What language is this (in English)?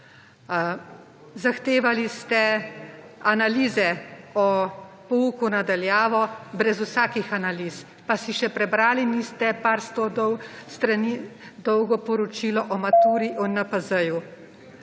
Slovenian